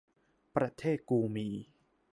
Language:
Thai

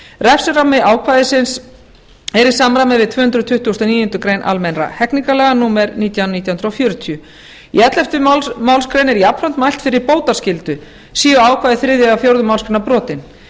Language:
Icelandic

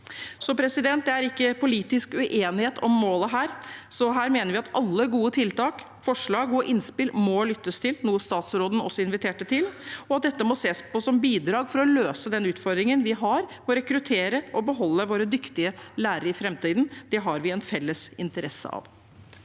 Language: Norwegian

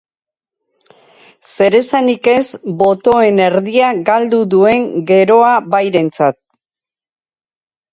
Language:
Basque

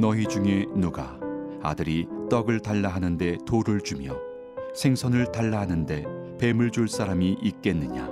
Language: Korean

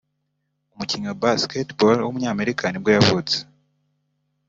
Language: Kinyarwanda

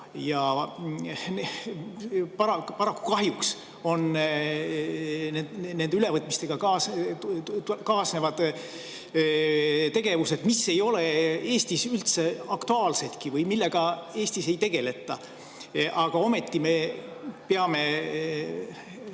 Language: Estonian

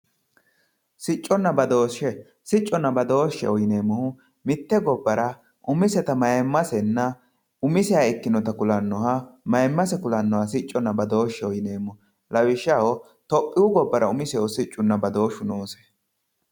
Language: Sidamo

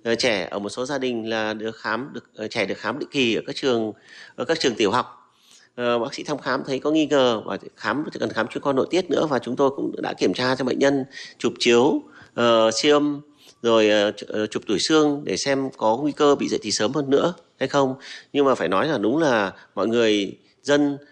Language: Vietnamese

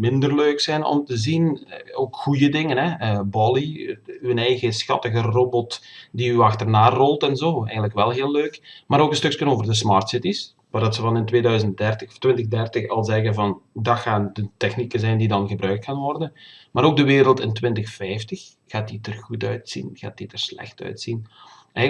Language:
Dutch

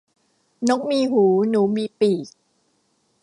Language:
Thai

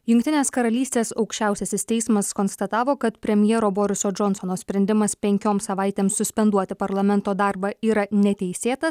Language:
Lithuanian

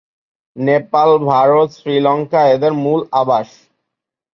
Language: Bangla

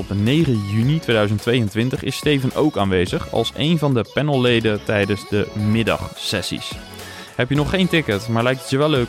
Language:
Dutch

